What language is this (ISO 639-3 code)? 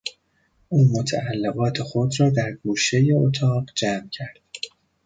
fas